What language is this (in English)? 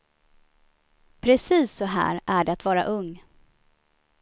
Swedish